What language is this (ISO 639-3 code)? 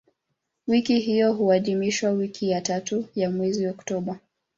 swa